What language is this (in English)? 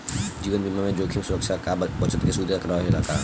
Bhojpuri